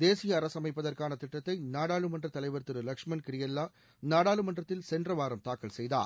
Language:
Tamil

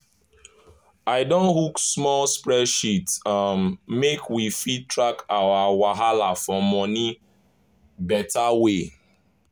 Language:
Nigerian Pidgin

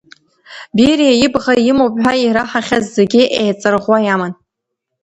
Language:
Abkhazian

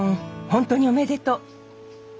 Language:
Japanese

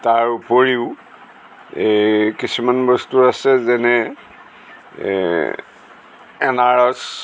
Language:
Assamese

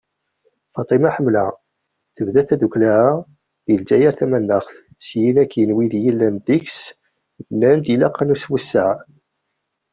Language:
Kabyle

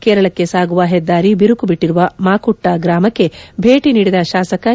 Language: Kannada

